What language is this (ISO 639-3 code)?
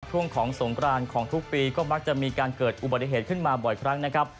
tha